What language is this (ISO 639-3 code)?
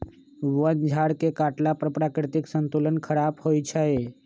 mag